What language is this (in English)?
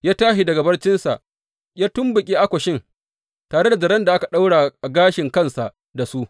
Hausa